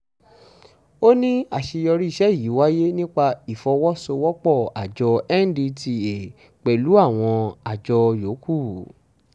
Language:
Yoruba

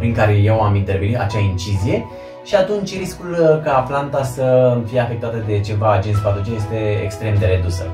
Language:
Romanian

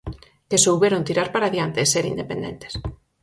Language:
Galician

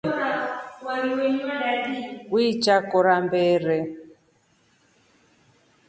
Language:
Rombo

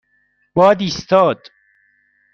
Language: Persian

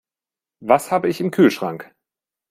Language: German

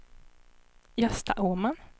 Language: Swedish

